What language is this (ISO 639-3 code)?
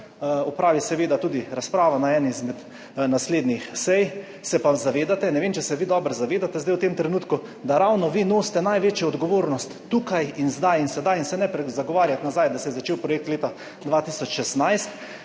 slv